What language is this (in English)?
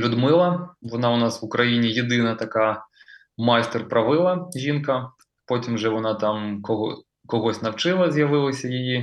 Ukrainian